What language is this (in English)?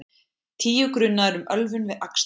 Icelandic